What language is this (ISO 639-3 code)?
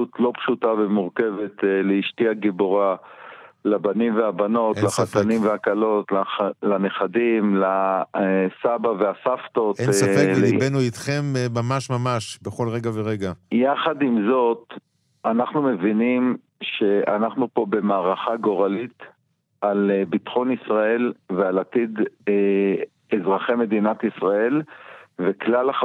heb